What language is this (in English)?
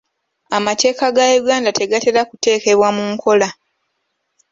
Ganda